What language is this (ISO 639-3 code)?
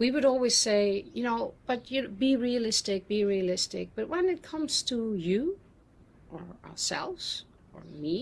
eng